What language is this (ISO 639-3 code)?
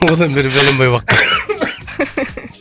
kaz